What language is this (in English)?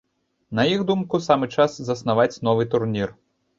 Belarusian